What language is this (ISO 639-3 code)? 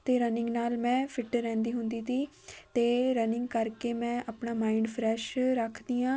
pan